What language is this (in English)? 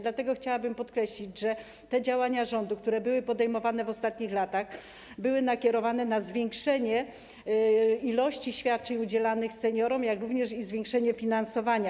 Polish